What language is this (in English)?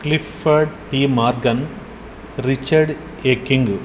Telugu